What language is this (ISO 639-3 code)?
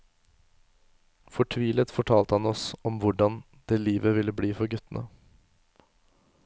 nor